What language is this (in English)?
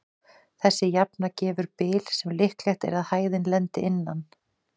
Icelandic